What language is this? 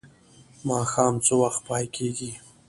Pashto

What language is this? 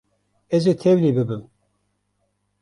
Kurdish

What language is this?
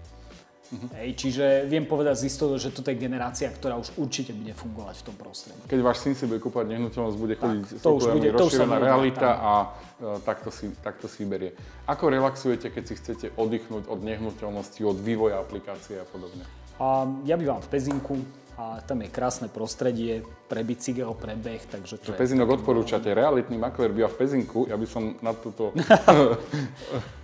Slovak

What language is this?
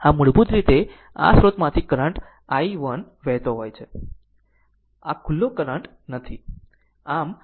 Gujarati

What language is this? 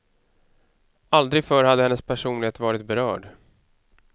Swedish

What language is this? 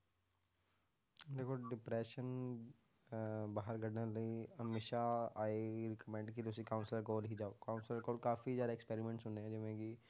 Punjabi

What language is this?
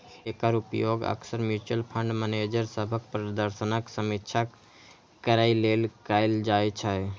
Maithili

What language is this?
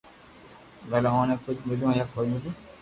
Loarki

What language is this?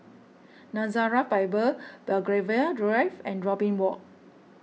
English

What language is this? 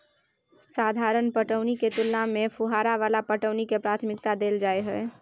Maithili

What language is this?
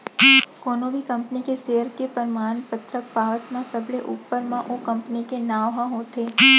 Chhattisgarhi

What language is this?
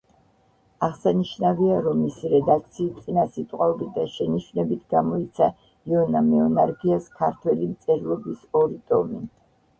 Georgian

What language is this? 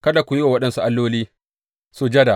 Hausa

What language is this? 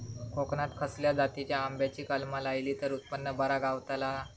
Marathi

